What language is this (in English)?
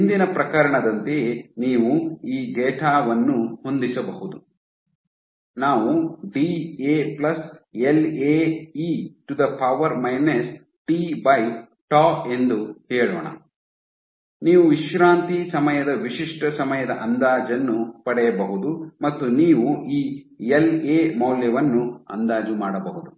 Kannada